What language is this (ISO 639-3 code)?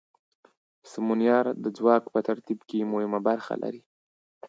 pus